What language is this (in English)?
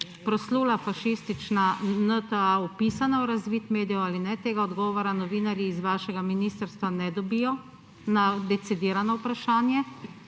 Slovenian